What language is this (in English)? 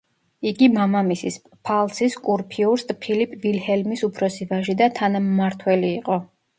Georgian